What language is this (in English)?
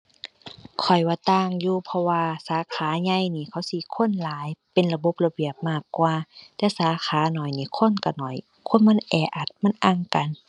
Thai